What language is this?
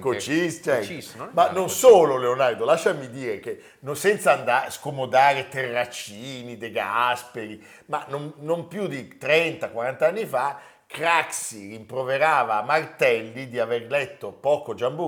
Italian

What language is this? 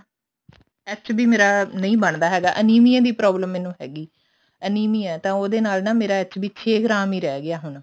Punjabi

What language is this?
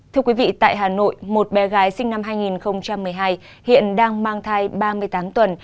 Vietnamese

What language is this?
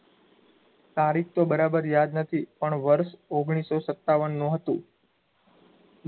Gujarati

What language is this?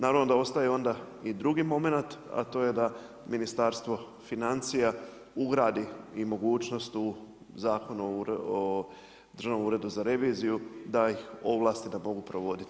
Croatian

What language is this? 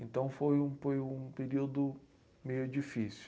Portuguese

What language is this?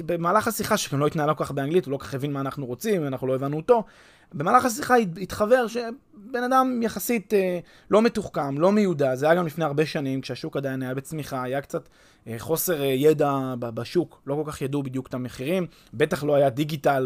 Hebrew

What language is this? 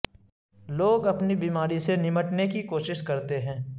Urdu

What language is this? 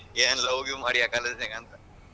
Kannada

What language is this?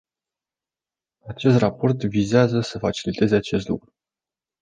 Romanian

